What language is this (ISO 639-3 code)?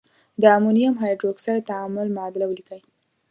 pus